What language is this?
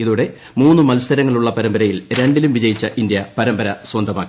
Malayalam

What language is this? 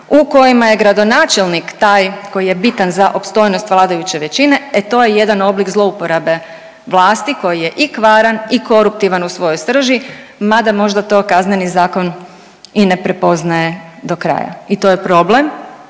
Croatian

